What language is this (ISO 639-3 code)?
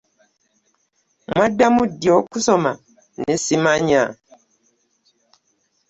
lug